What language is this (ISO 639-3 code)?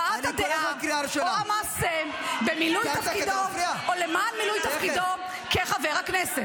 heb